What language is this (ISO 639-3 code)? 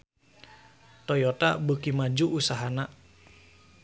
sun